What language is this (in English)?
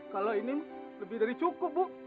Indonesian